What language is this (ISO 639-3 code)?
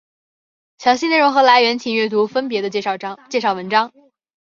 zho